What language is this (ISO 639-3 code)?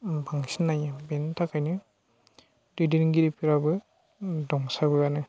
brx